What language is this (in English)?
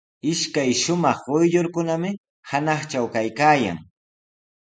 Sihuas Ancash Quechua